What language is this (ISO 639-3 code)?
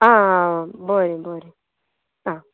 kok